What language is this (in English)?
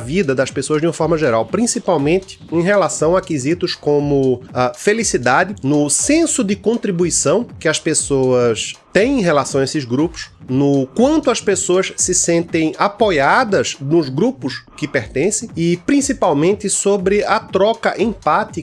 Portuguese